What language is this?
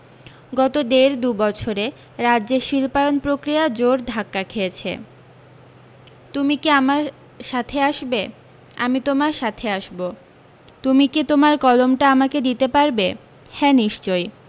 Bangla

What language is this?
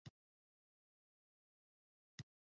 Pashto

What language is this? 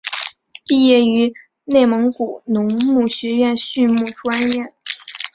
Chinese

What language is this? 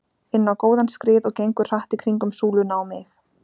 Icelandic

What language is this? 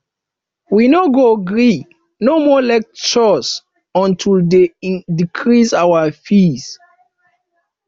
Nigerian Pidgin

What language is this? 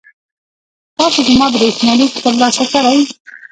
Pashto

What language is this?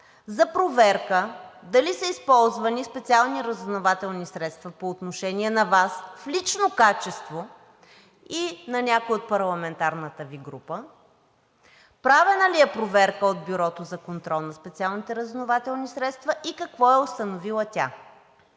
Bulgarian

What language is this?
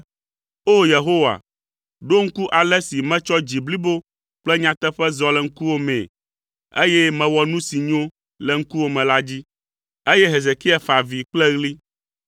Ewe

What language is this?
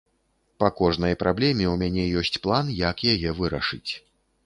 Belarusian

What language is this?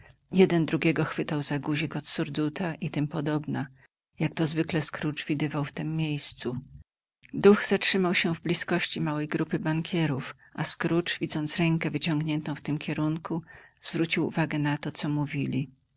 Polish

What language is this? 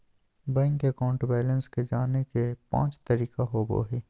Magahi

